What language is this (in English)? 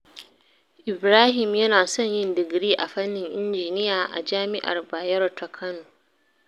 Hausa